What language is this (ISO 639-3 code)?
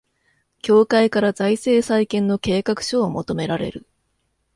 jpn